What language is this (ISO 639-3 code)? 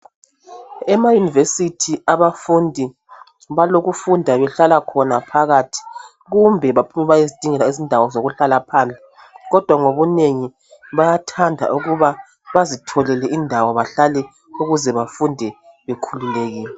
nde